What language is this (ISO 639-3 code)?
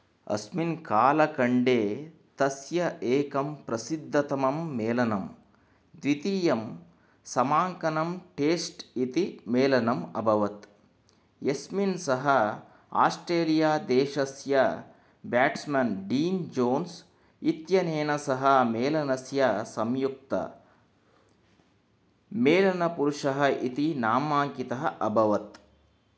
san